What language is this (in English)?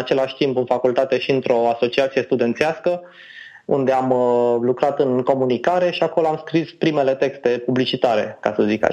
Romanian